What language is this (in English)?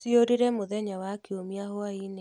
Kikuyu